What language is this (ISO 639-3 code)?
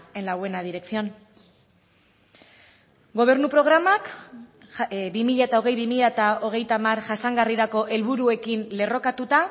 eus